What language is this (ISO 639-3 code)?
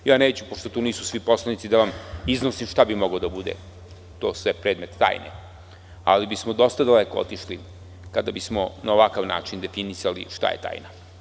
srp